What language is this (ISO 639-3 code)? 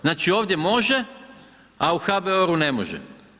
hrv